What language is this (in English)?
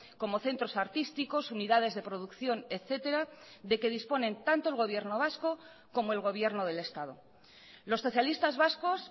Spanish